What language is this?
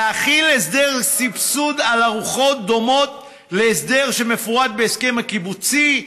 Hebrew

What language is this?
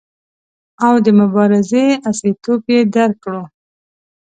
Pashto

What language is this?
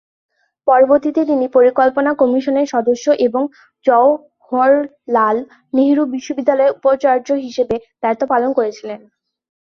Bangla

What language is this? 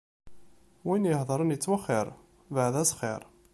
Kabyle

